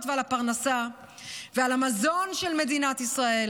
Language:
Hebrew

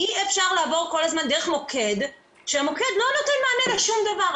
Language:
Hebrew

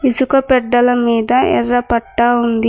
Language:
Telugu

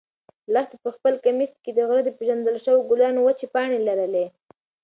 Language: Pashto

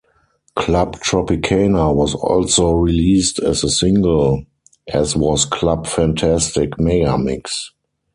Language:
English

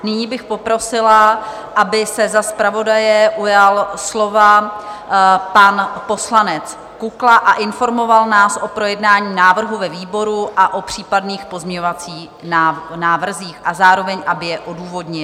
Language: Czech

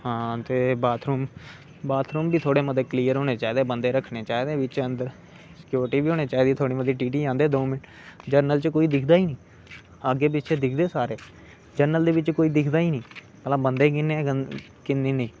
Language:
Dogri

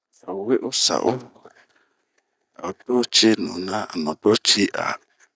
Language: Bomu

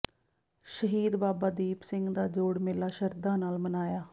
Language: Punjabi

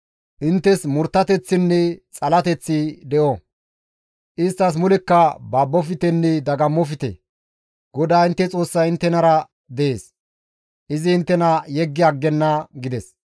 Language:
Gamo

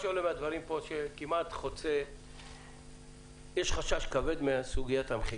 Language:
Hebrew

